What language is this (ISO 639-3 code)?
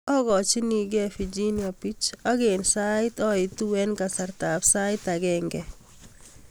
kln